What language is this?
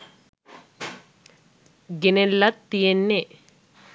Sinhala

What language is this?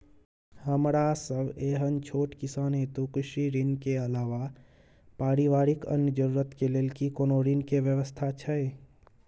Maithili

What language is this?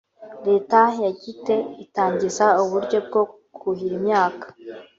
Kinyarwanda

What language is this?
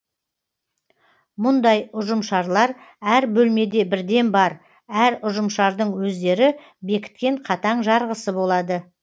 Kazakh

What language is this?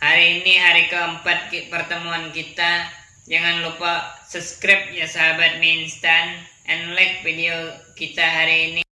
Indonesian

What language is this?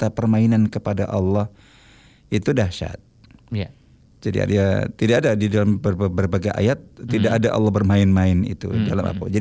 Indonesian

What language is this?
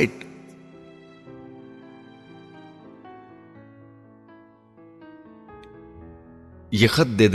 Urdu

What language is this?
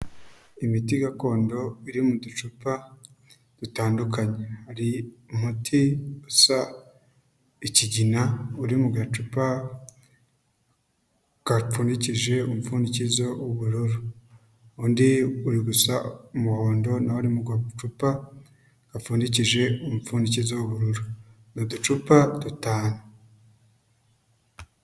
Kinyarwanda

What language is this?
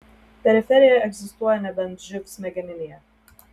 Lithuanian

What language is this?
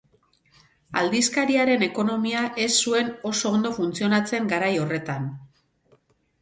Basque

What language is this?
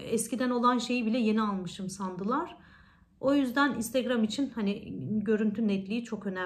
Turkish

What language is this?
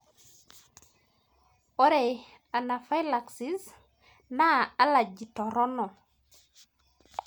Masai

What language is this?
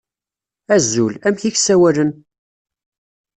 Kabyle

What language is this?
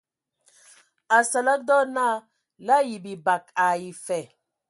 Ewondo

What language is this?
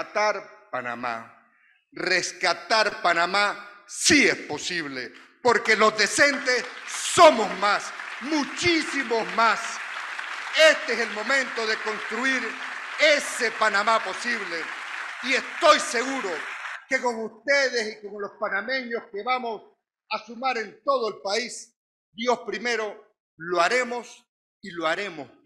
Spanish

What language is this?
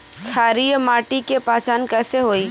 Bhojpuri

